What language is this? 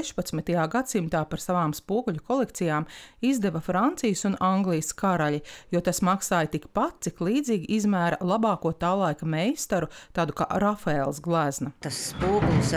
Latvian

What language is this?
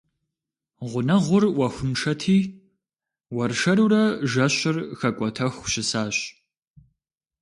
Kabardian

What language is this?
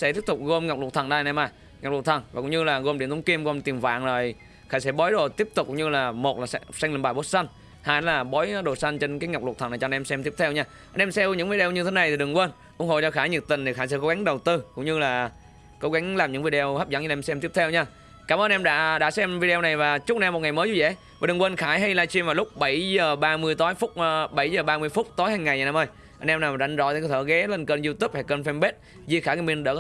Vietnamese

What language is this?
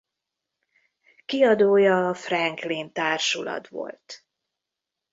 Hungarian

